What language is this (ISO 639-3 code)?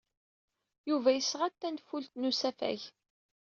kab